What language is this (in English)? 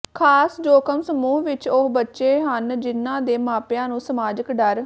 Punjabi